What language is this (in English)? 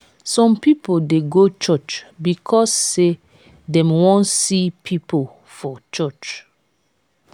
Nigerian Pidgin